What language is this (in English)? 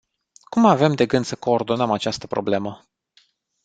Romanian